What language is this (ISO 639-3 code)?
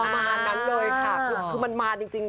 tha